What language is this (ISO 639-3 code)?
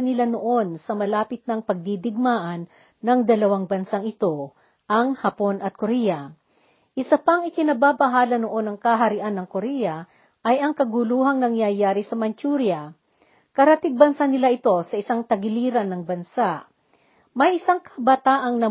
fil